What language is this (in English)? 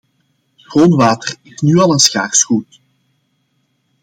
Dutch